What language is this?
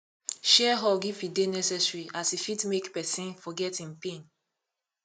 Nigerian Pidgin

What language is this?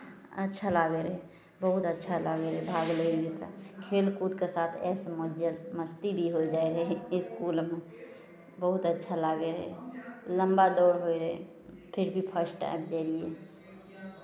Maithili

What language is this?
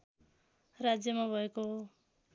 Nepali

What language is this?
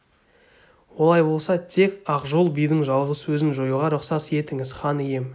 Kazakh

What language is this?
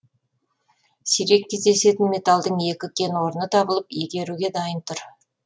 Kazakh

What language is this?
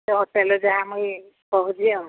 Odia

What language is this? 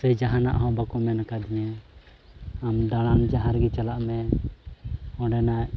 Santali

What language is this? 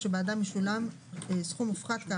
Hebrew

